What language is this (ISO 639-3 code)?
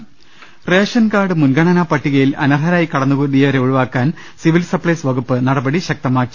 mal